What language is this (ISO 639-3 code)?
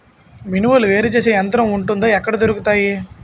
tel